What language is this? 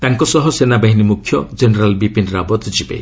Odia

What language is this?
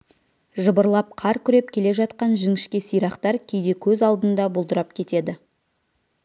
Kazakh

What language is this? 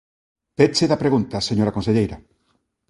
Galician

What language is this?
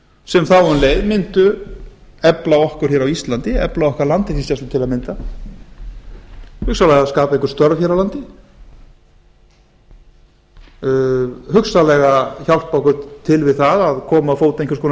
Icelandic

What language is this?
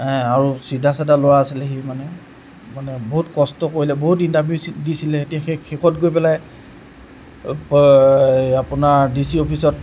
Assamese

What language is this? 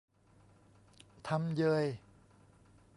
Thai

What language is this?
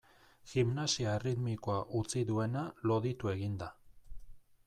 Basque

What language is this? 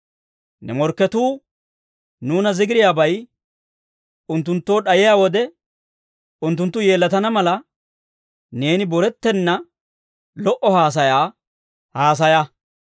Dawro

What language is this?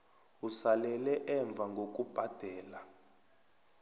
South Ndebele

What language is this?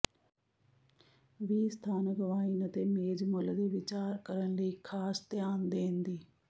Punjabi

